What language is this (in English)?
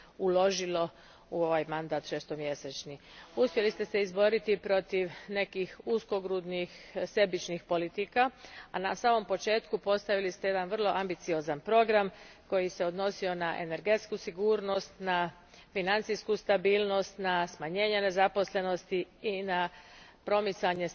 Croatian